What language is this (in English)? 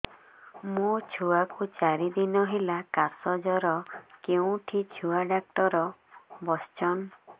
Odia